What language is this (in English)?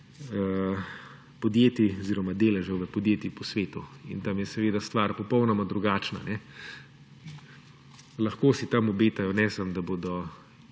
Slovenian